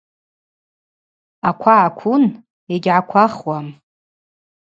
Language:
Abaza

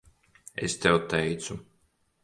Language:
Latvian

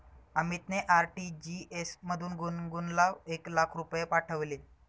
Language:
Marathi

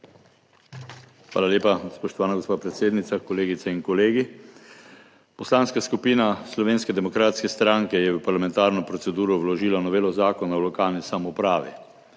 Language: Slovenian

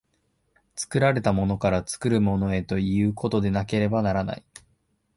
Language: Japanese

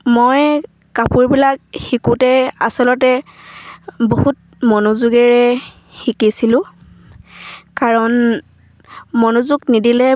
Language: Assamese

